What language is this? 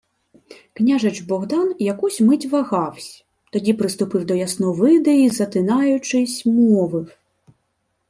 Ukrainian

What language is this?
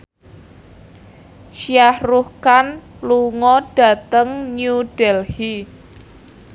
Javanese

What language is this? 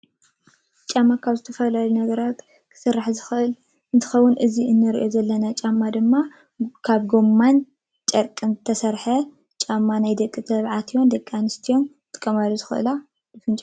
Tigrinya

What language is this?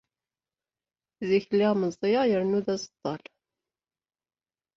Kabyle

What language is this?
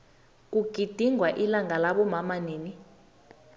South Ndebele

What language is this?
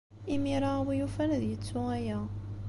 Kabyle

